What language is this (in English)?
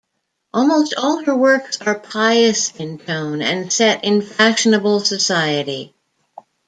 English